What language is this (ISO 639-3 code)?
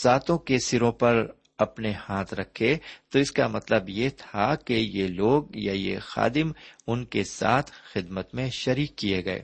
urd